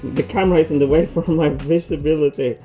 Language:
English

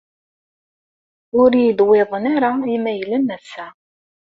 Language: Kabyle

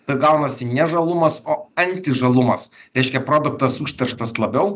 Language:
Lithuanian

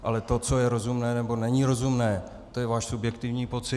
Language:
Czech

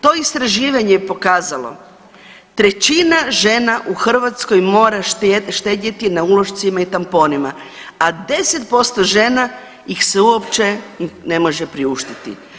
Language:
Croatian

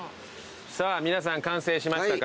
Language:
Japanese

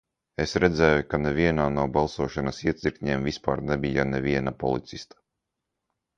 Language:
Latvian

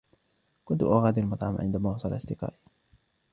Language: Arabic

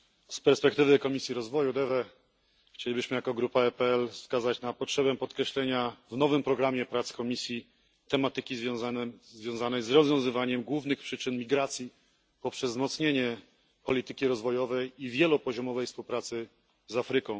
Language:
Polish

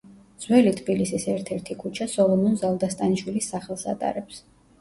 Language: Georgian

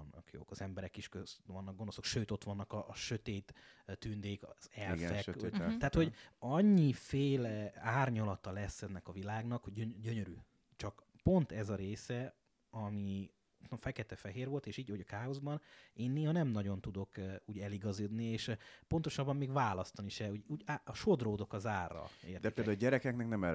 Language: Hungarian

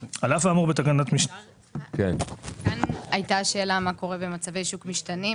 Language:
Hebrew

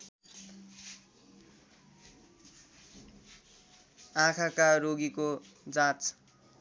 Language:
Nepali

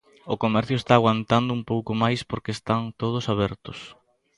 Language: Galician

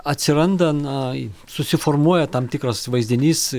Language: Lithuanian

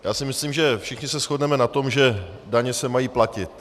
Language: Czech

